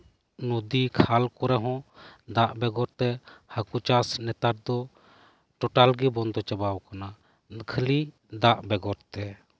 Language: Santali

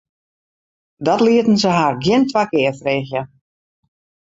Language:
Western Frisian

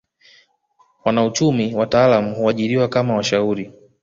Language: Swahili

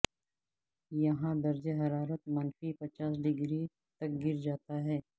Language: Urdu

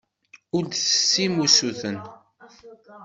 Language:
Kabyle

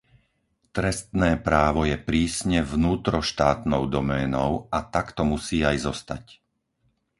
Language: Slovak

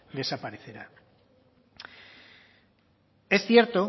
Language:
Spanish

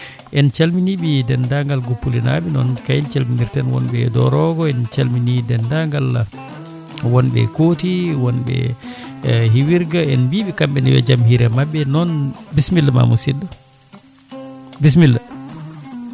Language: Fula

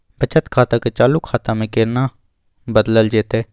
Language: Maithili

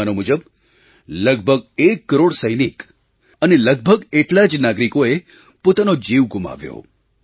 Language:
Gujarati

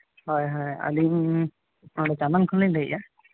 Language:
Santali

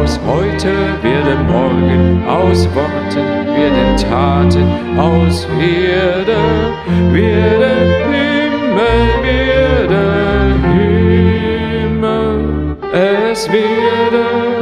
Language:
Dutch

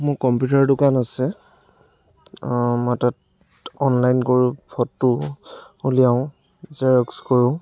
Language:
Assamese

